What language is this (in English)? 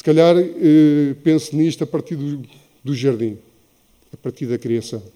Portuguese